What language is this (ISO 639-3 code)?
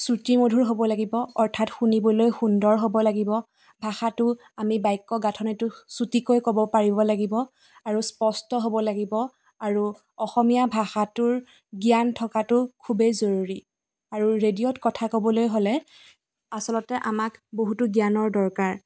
asm